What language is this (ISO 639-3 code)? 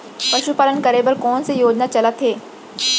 hne